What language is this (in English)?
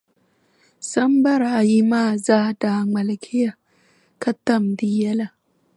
Dagbani